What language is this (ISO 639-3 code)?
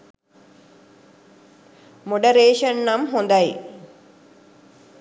sin